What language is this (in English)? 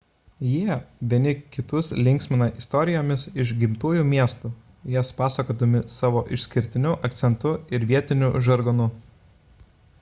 Lithuanian